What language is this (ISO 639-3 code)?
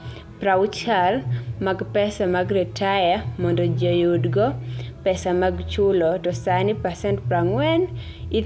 luo